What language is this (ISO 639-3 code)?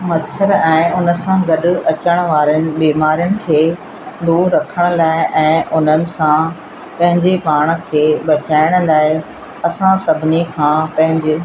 snd